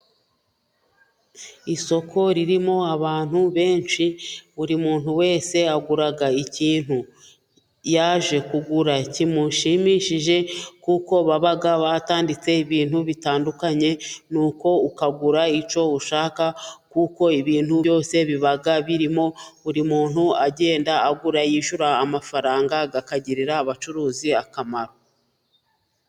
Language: Kinyarwanda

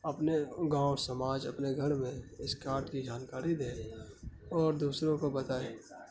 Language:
Urdu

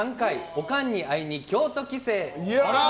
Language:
Japanese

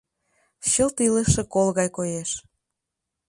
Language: Mari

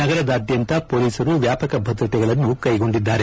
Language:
Kannada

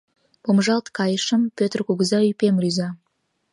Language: Mari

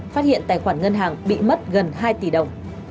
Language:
Vietnamese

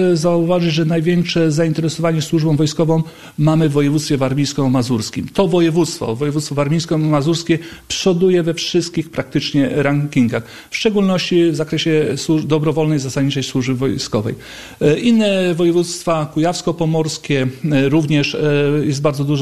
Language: Polish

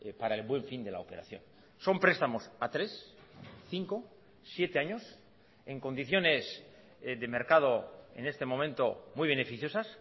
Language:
Spanish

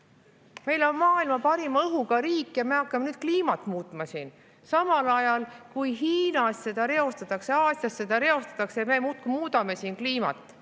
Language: Estonian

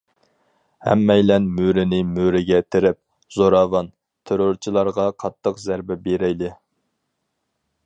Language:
Uyghur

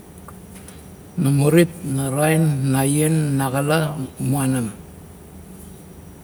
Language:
Kuot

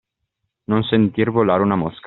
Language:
Italian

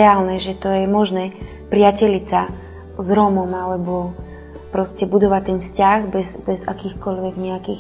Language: Slovak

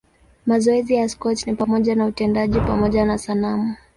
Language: Swahili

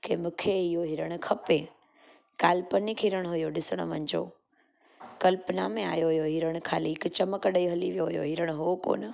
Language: Sindhi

